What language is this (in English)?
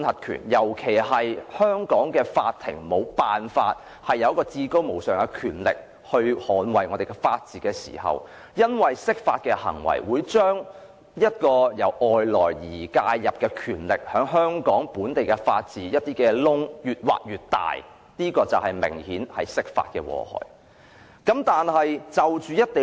Cantonese